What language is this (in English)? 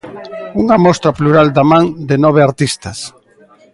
Galician